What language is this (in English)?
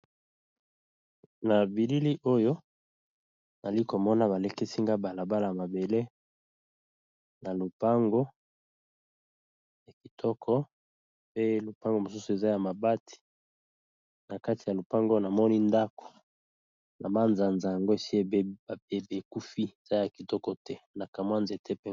Lingala